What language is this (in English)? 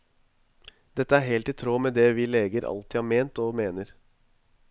Norwegian